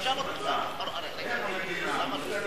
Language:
Hebrew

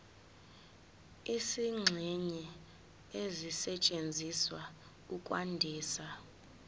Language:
Zulu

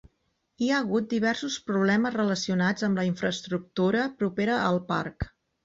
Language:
Catalan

